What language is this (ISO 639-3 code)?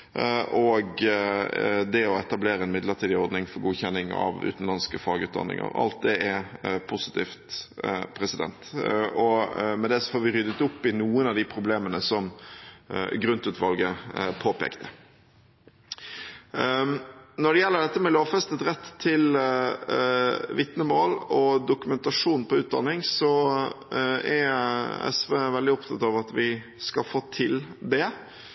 nob